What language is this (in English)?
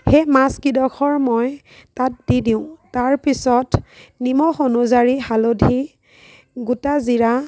Assamese